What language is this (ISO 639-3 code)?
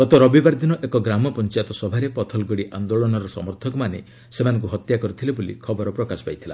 ori